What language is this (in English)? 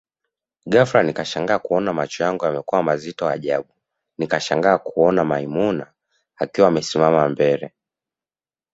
Swahili